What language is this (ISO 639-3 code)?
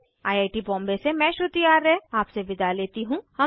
hin